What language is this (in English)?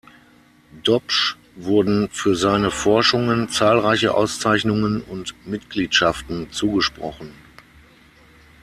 German